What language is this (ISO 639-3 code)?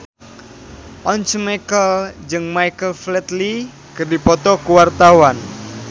sun